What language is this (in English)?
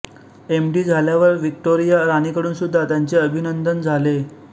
Marathi